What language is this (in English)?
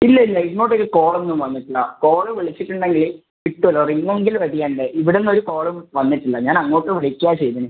Malayalam